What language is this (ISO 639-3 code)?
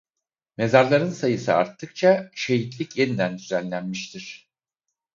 tur